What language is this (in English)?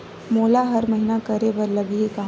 Chhattisgarhi